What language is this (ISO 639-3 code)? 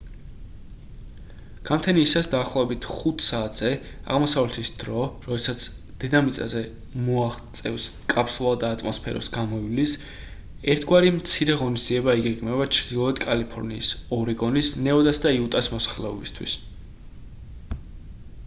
kat